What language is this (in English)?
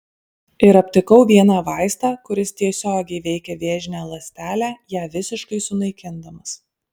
Lithuanian